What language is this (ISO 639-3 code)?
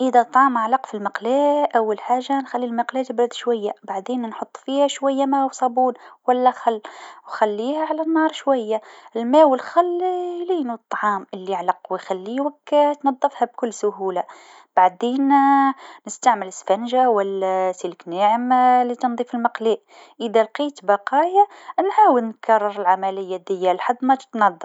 aeb